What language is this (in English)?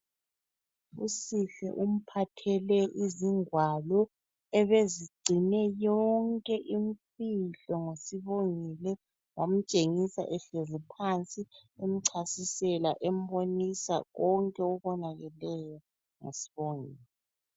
North Ndebele